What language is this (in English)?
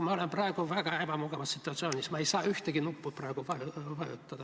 Estonian